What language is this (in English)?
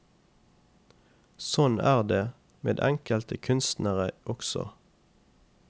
Norwegian